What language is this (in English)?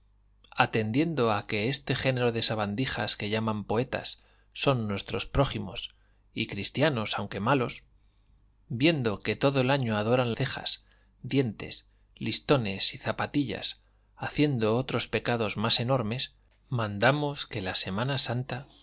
Spanish